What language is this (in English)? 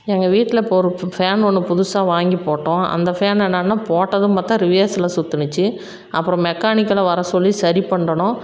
Tamil